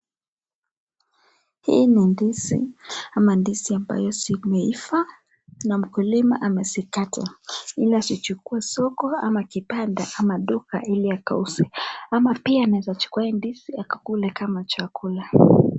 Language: Swahili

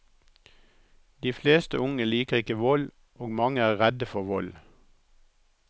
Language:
Norwegian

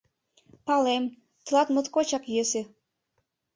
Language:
Mari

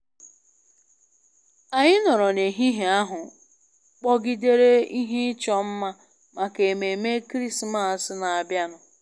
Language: Igbo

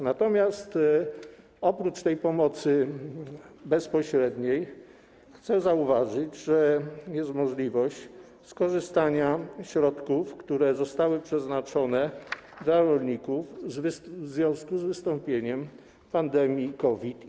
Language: Polish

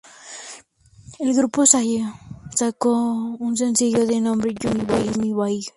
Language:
Spanish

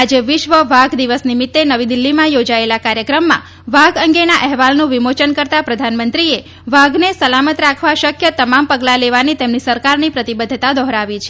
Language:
Gujarati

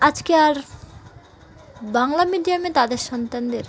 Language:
Bangla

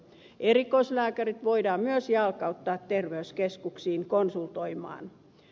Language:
Finnish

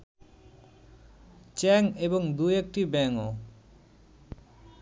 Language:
Bangla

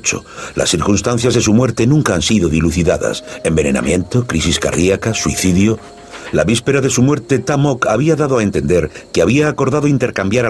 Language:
Spanish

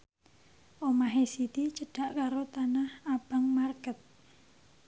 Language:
Javanese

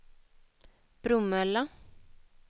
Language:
Swedish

